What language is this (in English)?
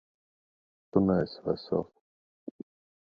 Latvian